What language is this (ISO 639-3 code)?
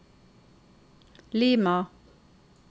nor